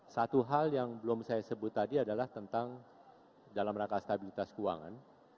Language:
Indonesian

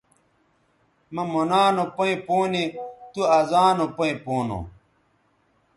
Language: Bateri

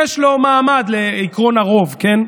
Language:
Hebrew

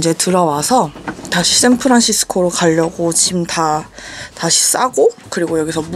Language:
Korean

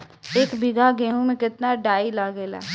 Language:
Bhojpuri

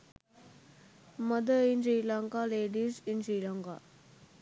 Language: Sinhala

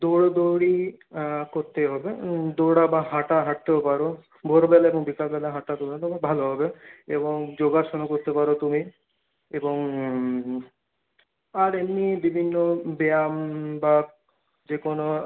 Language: Bangla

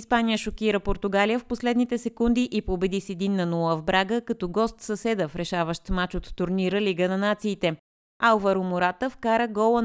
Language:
Bulgarian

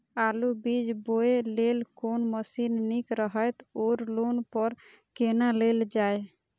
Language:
Maithili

